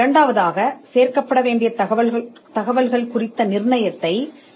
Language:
Tamil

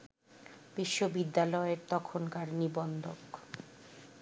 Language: Bangla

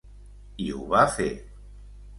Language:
Catalan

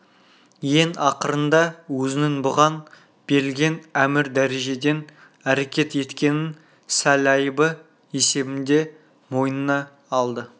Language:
Kazakh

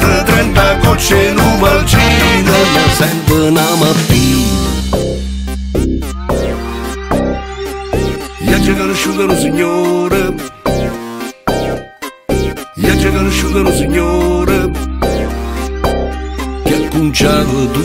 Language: Romanian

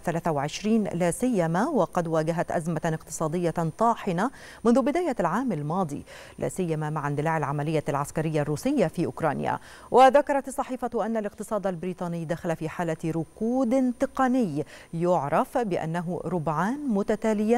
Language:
Arabic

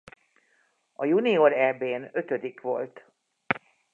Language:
Hungarian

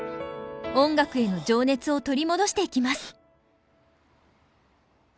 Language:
Japanese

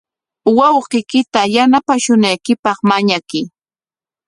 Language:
Corongo Ancash Quechua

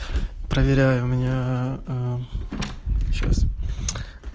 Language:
Russian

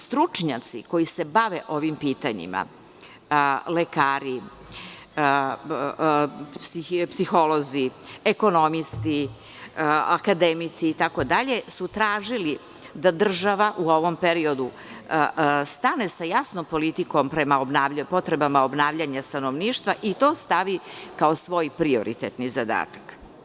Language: Serbian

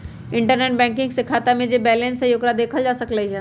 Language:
Magahi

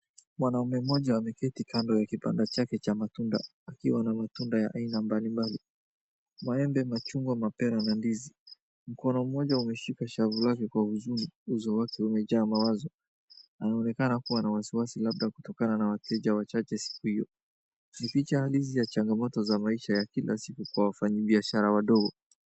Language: Swahili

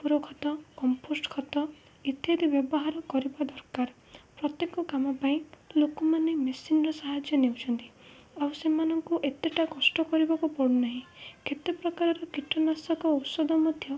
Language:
Odia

